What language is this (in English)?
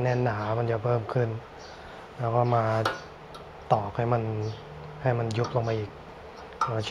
Thai